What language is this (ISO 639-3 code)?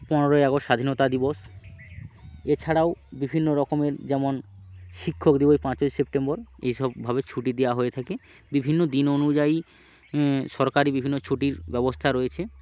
ben